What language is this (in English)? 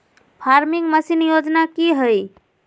Magahi